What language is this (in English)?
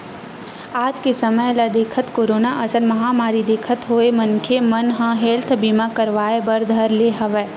Chhattisgarhi